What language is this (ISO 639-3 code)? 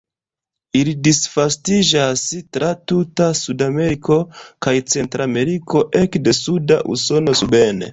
epo